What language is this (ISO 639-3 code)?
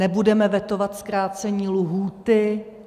ces